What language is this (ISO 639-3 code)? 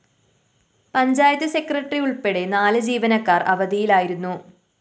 mal